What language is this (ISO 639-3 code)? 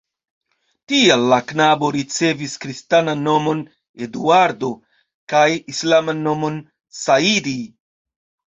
epo